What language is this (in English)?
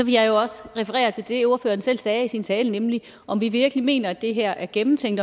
Danish